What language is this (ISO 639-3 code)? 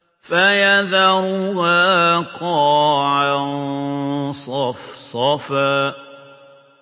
ara